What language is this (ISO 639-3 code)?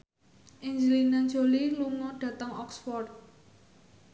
jav